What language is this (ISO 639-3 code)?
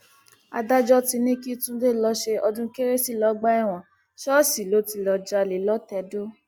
yor